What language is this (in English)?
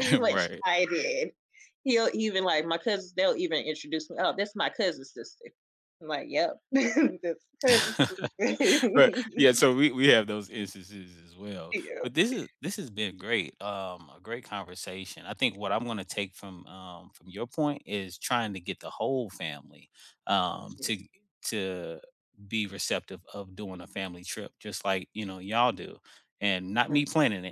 English